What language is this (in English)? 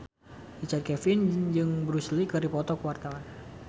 Sundanese